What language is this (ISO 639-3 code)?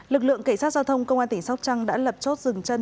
vie